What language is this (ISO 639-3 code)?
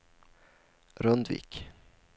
swe